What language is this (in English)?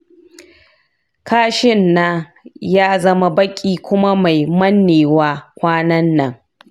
Hausa